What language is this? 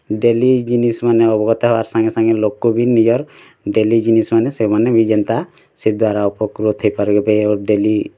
Odia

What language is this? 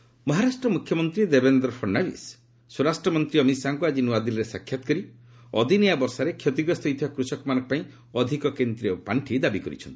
Odia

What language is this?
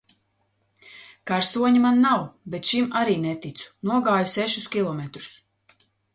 Latvian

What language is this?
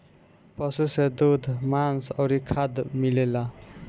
Bhojpuri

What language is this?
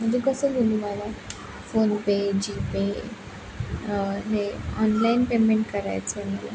Marathi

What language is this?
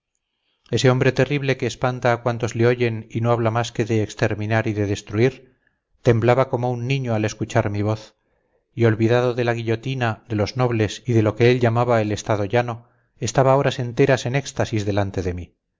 Spanish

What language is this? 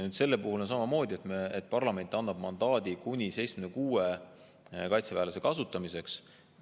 Estonian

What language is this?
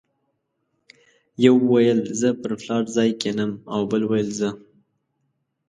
Pashto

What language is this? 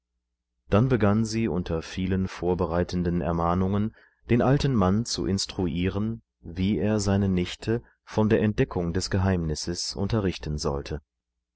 German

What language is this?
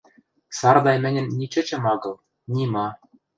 Western Mari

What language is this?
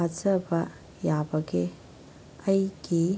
Manipuri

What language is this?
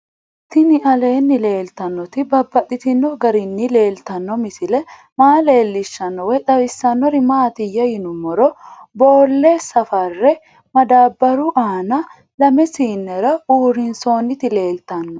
Sidamo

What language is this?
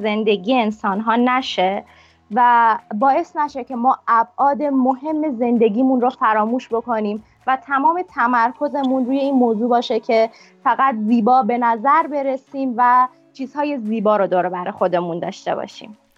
Persian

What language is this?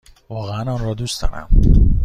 Persian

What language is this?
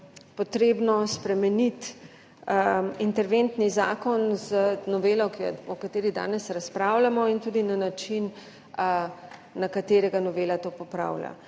Slovenian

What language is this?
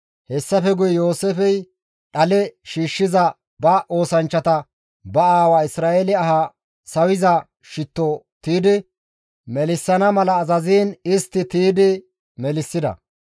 Gamo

